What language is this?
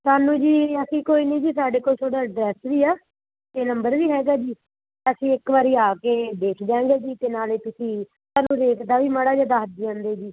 Punjabi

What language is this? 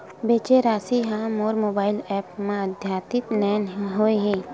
Chhattisgarhi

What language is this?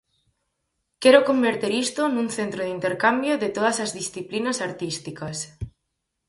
Galician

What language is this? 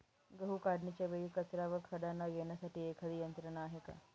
Marathi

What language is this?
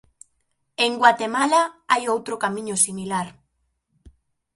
Galician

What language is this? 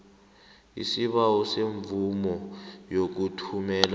South Ndebele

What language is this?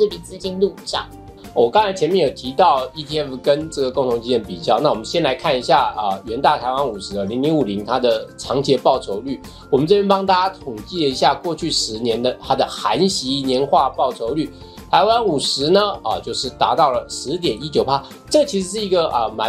Chinese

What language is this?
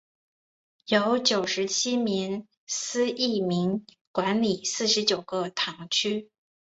Chinese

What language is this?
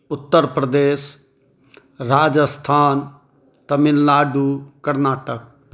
Maithili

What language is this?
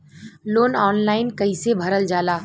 Bhojpuri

